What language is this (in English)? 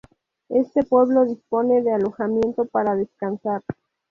Spanish